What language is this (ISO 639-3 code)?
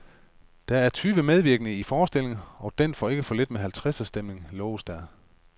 dan